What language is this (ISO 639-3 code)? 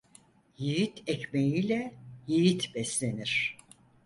tur